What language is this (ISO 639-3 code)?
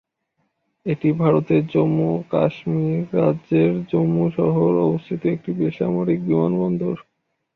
ben